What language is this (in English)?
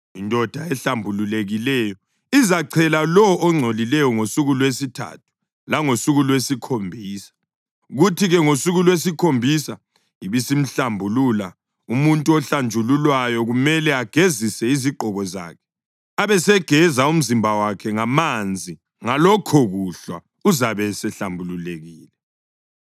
North Ndebele